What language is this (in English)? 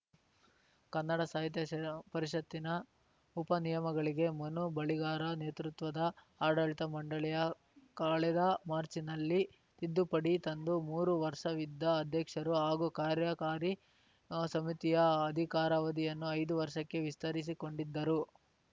Kannada